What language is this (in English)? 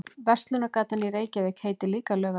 Icelandic